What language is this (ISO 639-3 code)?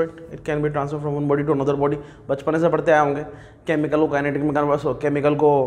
hin